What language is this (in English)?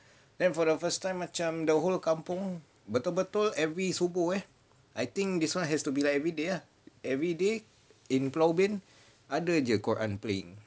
English